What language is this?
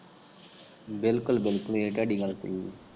Punjabi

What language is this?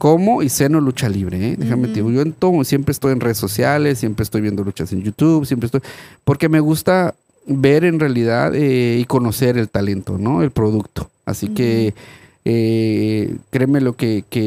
Spanish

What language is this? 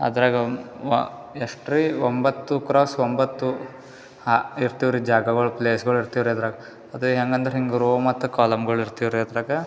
Kannada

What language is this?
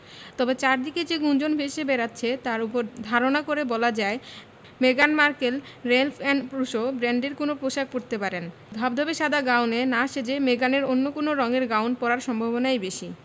Bangla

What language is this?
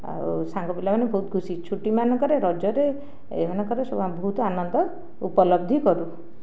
Odia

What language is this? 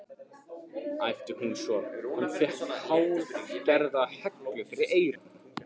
Icelandic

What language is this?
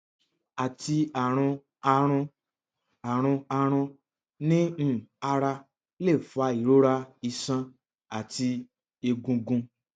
Yoruba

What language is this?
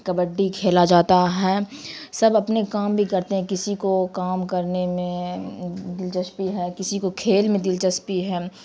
Urdu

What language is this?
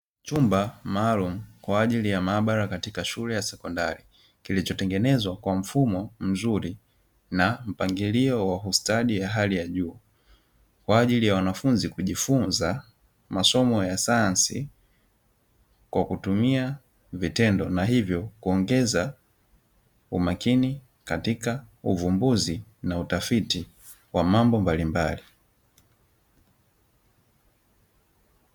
Swahili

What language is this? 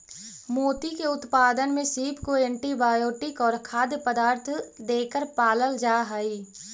Magahi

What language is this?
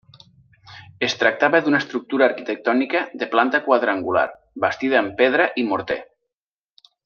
Catalan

